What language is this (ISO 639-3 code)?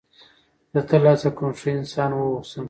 pus